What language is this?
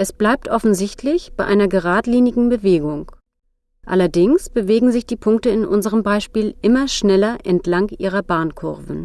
German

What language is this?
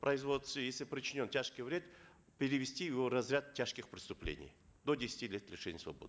Kazakh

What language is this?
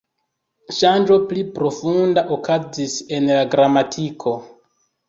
Esperanto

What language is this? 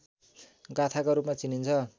Nepali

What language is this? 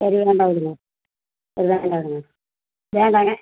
Tamil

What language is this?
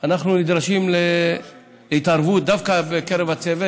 Hebrew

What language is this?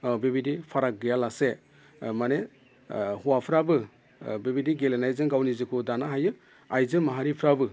Bodo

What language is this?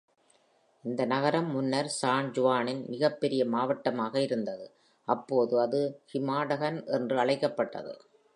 Tamil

